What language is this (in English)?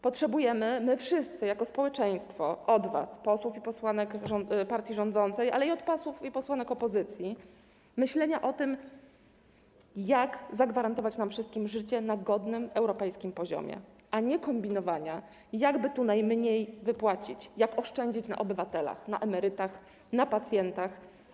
Polish